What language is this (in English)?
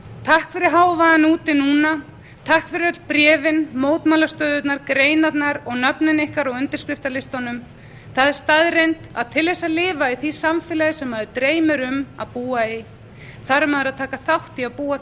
Icelandic